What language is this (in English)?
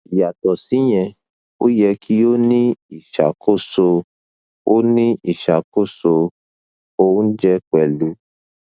Yoruba